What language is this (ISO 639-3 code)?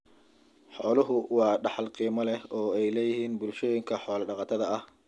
som